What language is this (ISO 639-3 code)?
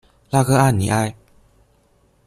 zho